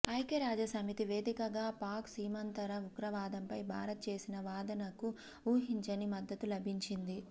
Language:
Telugu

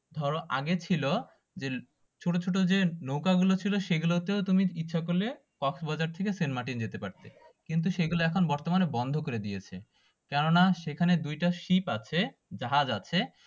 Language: Bangla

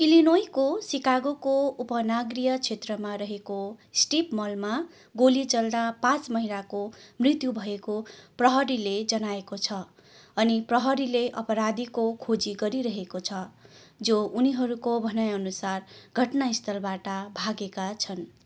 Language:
Nepali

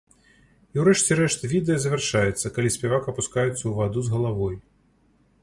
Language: Belarusian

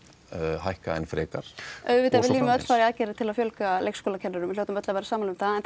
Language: Icelandic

